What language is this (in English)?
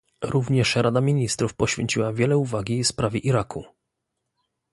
Polish